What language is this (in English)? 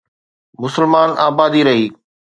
Sindhi